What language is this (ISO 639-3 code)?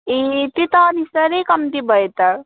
nep